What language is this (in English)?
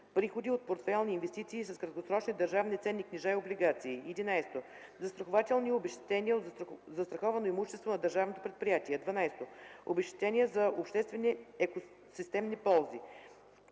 Bulgarian